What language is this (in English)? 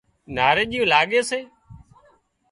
Wadiyara Koli